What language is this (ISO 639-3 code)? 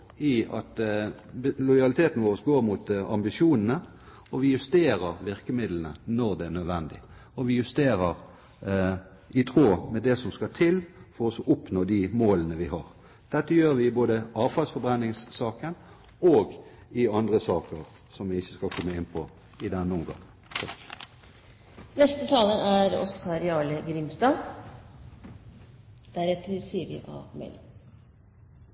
nor